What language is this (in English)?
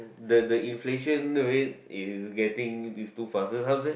English